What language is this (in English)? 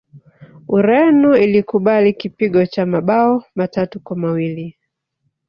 Swahili